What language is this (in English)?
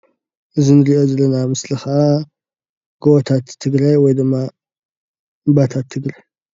Tigrinya